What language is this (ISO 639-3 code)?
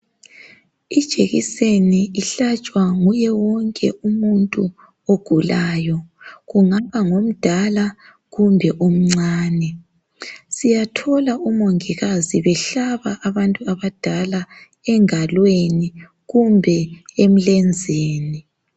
nde